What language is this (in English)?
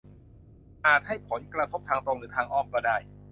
Thai